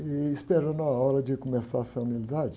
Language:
Portuguese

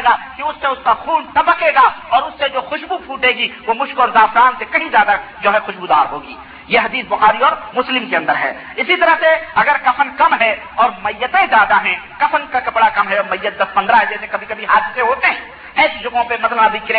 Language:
Urdu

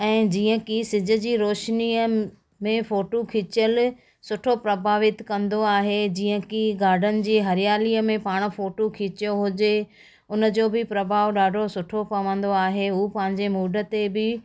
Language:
Sindhi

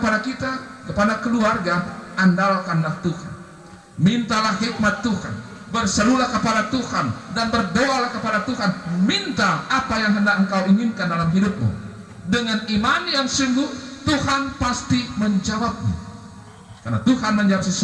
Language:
Indonesian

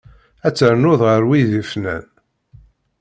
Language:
Kabyle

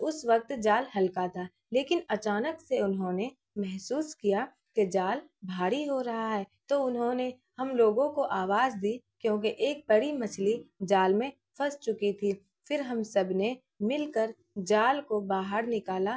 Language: Urdu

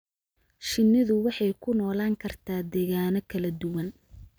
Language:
Somali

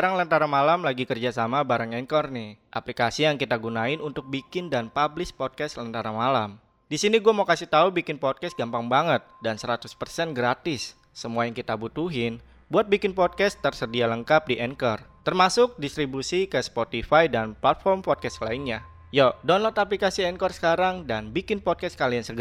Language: Indonesian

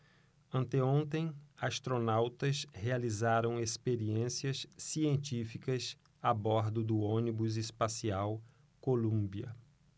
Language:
Portuguese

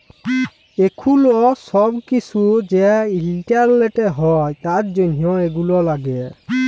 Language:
Bangla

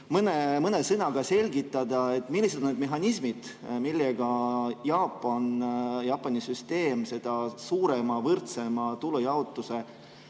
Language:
Estonian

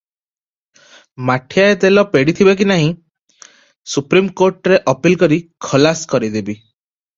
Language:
Odia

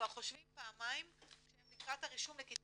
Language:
Hebrew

